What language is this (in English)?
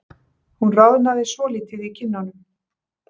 Icelandic